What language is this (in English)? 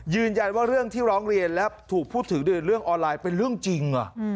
Thai